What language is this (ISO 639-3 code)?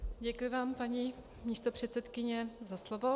ces